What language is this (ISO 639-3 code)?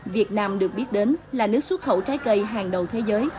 vie